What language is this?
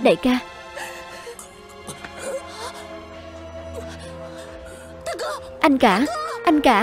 Vietnamese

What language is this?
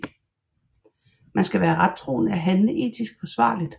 Danish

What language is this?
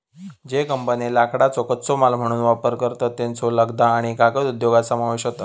Marathi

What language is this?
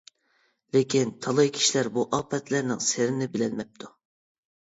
Uyghur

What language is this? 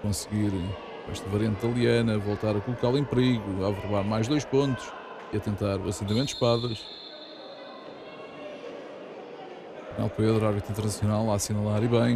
Portuguese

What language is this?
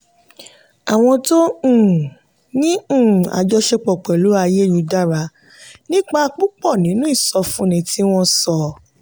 Yoruba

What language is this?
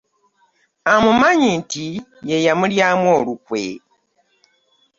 Ganda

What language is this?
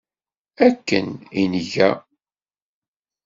Kabyle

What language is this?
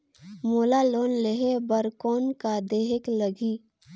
Chhattisgarhi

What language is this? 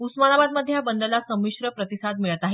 Marathi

